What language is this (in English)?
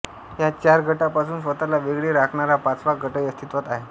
Marathi